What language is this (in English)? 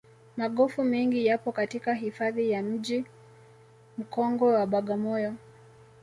Swahili